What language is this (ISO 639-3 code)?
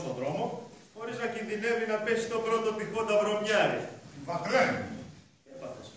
ell